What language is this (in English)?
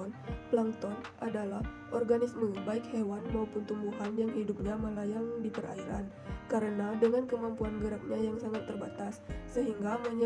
Indonesian